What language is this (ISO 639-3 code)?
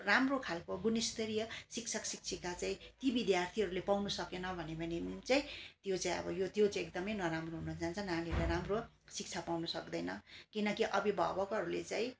nep